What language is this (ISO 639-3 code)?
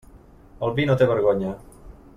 cat